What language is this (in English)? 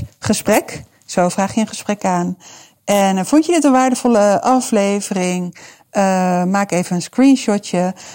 Dutch